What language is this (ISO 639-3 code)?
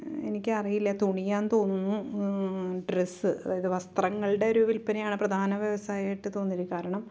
mal